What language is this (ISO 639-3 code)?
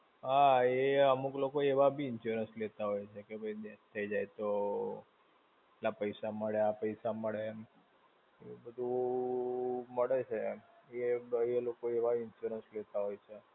guj